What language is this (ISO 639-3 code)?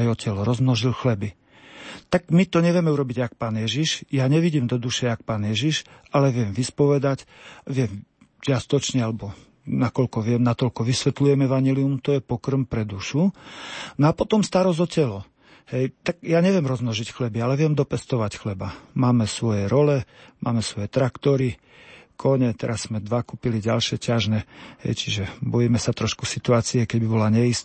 slk